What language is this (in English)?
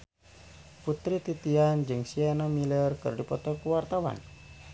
Sundanese